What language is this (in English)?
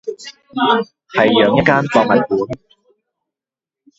Cantonese